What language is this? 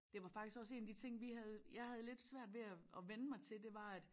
Danish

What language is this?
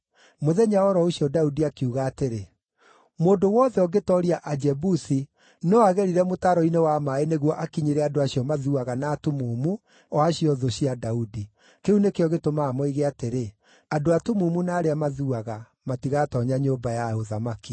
Kikuyu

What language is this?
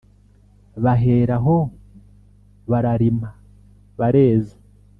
Kinyarwanda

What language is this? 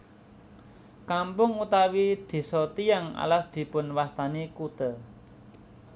Javanese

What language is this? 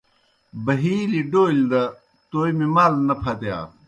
Kohistani Shina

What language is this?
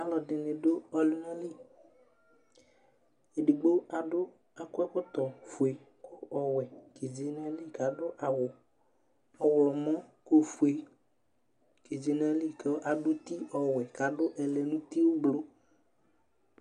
Ikposo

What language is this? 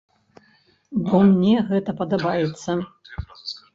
Belarusian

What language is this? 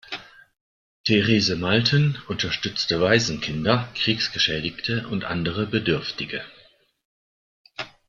German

